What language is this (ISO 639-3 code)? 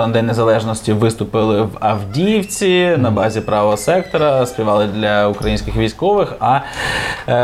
ukr